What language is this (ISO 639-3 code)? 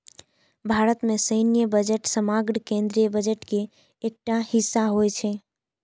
mai